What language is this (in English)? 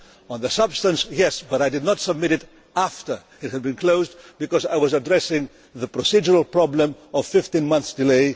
English